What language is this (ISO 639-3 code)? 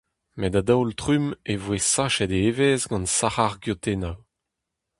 bre